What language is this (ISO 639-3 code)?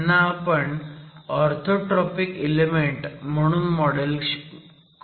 mar